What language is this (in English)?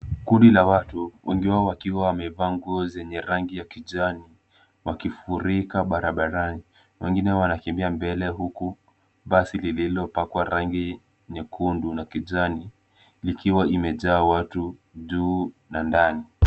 Swahili